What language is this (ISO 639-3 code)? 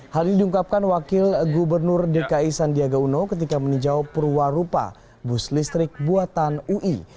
ind